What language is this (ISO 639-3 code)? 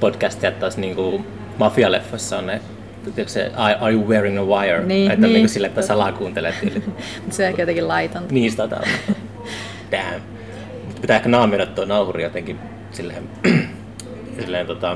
fin